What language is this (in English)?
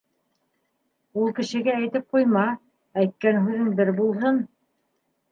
Bashkir